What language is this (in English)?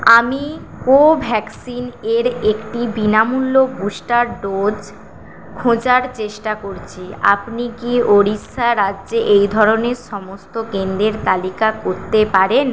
Bangla